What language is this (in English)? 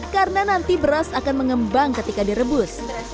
Indonesian